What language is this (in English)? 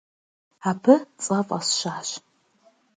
Kabardian